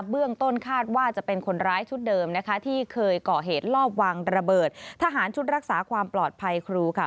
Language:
Thai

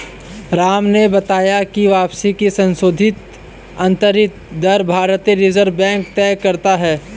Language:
Hindi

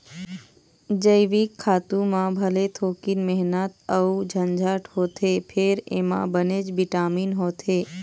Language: Chhattisgarhi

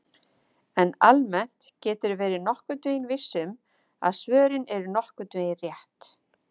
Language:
Icelandic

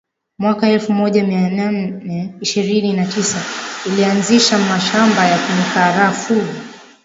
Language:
Swahili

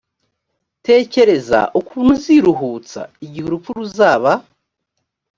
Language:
Kinyarwanda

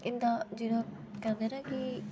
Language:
Dogri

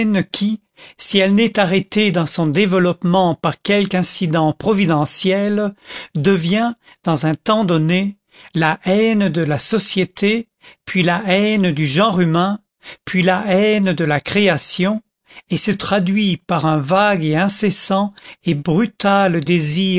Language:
French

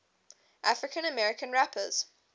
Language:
English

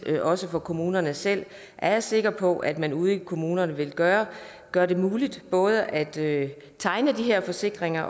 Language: Danish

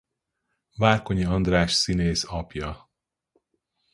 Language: Hungarian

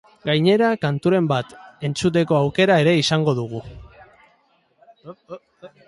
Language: Basque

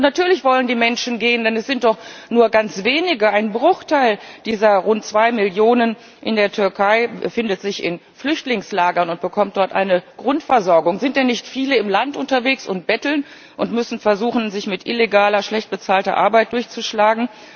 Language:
German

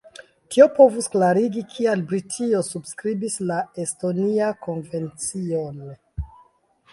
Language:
Esperanto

